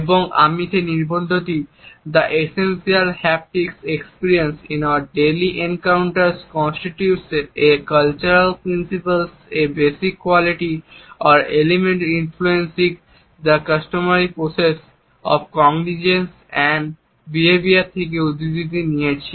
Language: Bangla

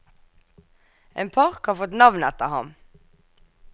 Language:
Norwegian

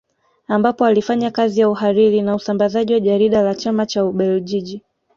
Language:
Swahili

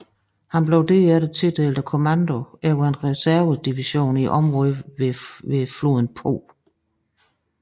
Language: Danish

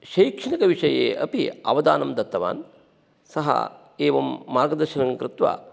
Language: Sanskrit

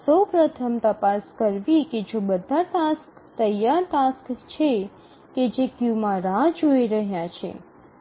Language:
Gujarati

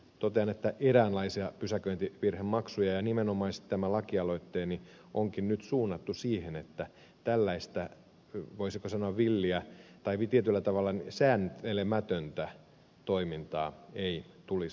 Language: Finnish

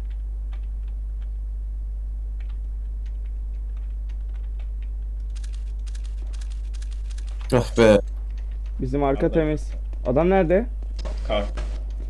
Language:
Turkish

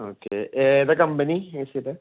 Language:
Malayalam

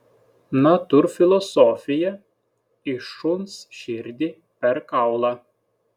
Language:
Lithuanian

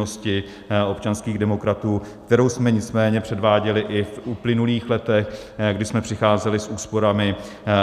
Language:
Czech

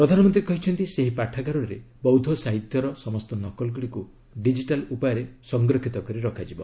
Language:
Odia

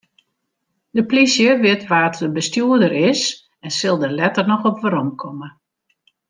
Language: Western Frisian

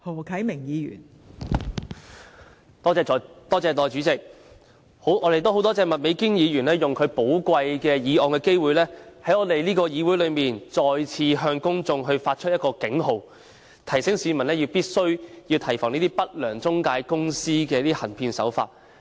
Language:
Cantonese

